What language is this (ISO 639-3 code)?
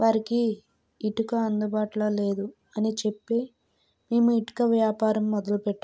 tel